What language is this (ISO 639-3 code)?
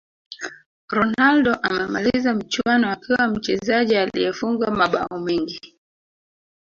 swa